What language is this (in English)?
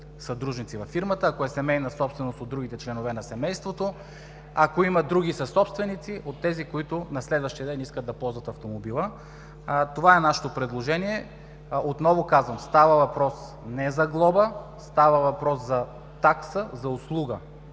Bulgarian